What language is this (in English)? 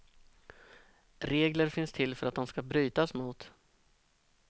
Swedish